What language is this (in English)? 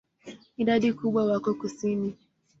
Swahili